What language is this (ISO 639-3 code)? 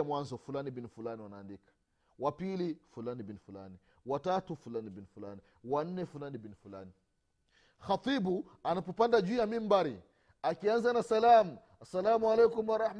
swa